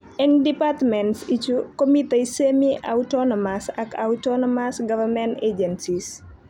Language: Kalenjin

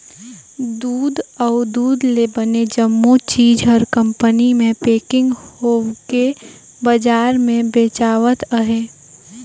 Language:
Chhattisgarhi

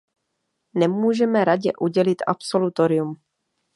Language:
Czech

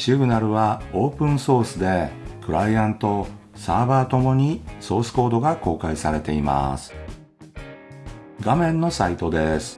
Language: Japanese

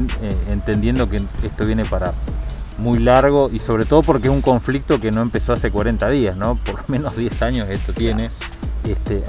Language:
Spanish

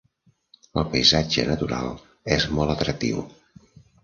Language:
Catalan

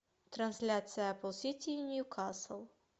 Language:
Russian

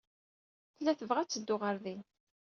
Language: Kabyle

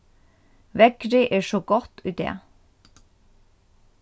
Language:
Faroese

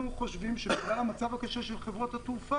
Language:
Hebrew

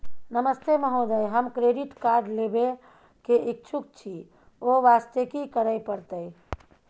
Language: Maithili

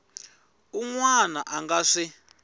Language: Tsonga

